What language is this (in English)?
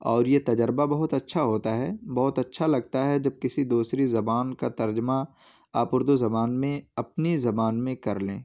Urdu